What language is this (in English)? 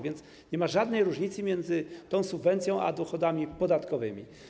Polish